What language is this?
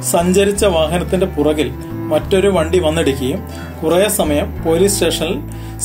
Malayalam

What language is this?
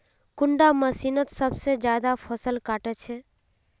Magahi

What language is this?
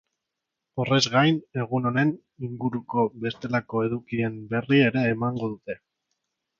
Basque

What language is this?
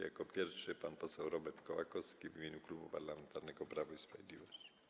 Polish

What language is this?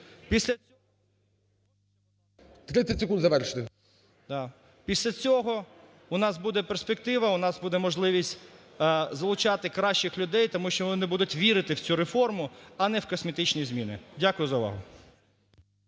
Ukrainian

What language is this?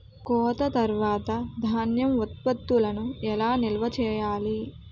Telugu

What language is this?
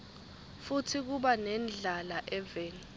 Swati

